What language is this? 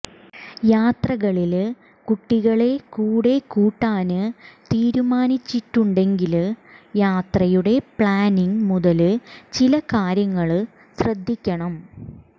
Malayalam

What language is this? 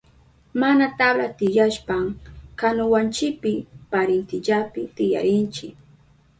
Southern Pastaza Quechua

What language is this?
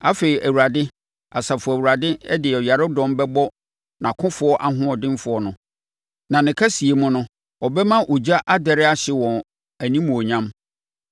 Akan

